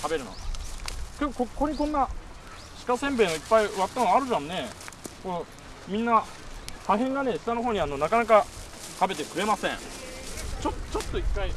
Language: Japanese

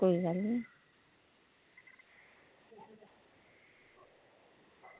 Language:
Dogri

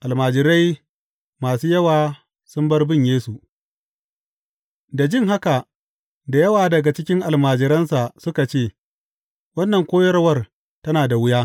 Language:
Hausa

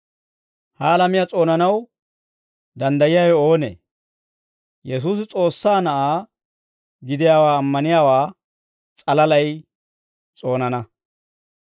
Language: Dawro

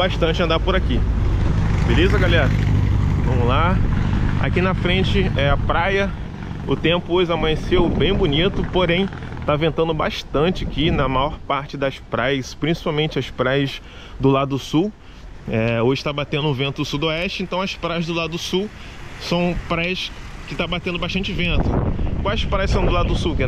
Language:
Portuguese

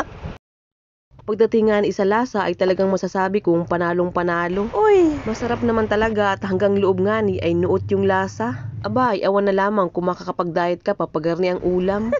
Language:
Filipino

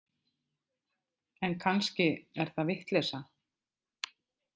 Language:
Icelandic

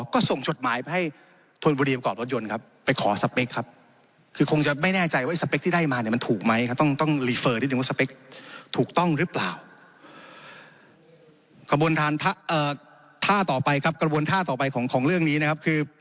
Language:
Thai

